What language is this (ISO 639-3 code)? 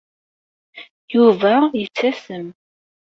kab